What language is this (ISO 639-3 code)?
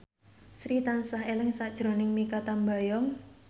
jav